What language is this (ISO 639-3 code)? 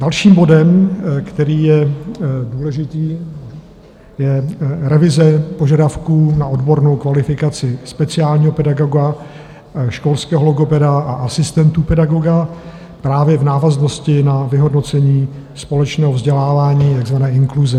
ces